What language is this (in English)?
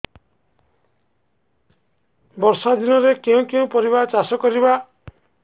Odia